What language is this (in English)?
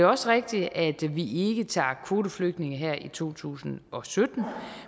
Danish